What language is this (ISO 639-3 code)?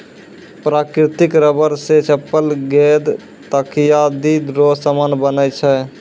mai